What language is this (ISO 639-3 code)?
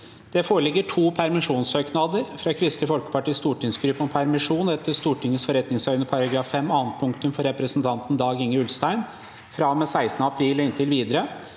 nor